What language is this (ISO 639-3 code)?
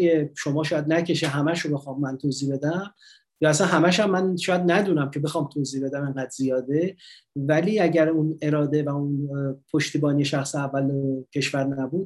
fas